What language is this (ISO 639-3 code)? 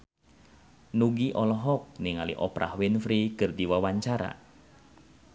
sun